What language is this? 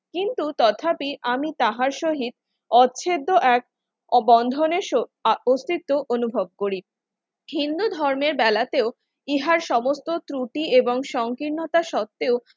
Bangla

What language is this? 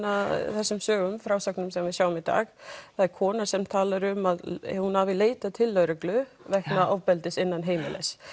Icelandic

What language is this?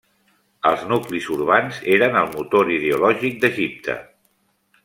Catalan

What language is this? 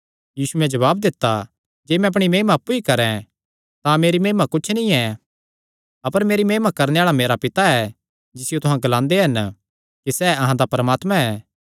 Kangri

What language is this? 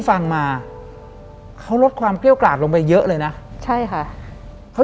Thai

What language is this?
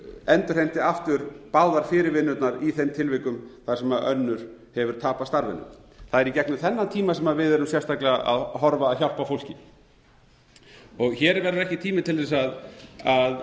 Icelandic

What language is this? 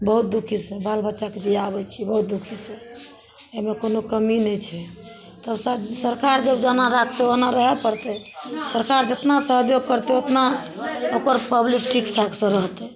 Maithili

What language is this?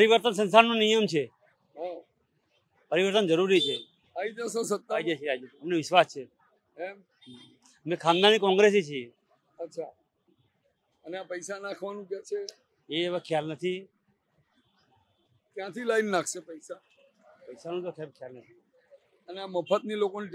Gujarati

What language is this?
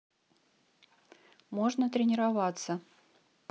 Russian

